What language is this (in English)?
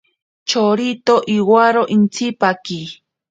Ashéninka Perené